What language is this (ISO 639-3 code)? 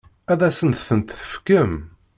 kab